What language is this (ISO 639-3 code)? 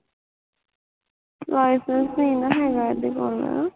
pan